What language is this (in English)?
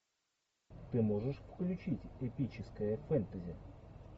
Russian